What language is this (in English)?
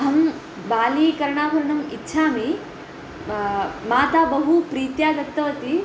Sanskrit